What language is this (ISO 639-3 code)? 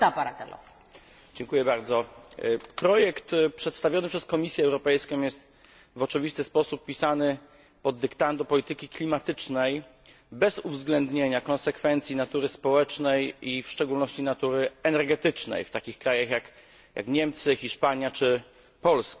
pol